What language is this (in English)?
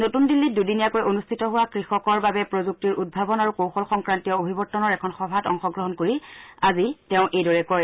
Assamese